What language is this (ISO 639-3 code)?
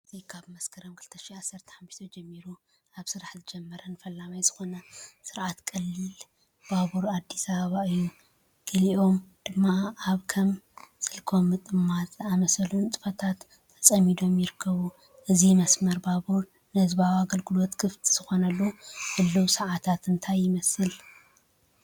tir